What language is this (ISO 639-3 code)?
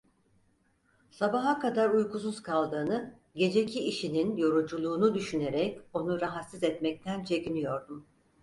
tur